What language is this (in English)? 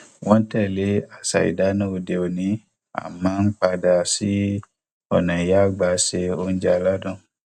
Yoruba